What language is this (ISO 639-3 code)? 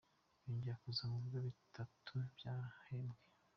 kin